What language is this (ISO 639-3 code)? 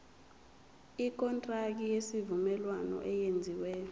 zul